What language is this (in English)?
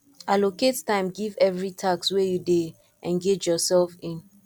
Nigerian Pidgin